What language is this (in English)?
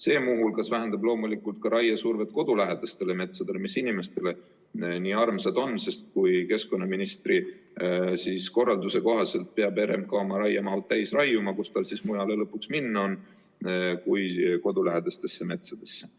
Estonian